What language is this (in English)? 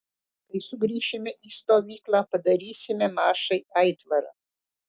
Lithuanian